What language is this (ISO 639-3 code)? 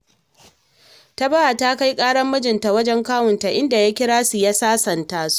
hau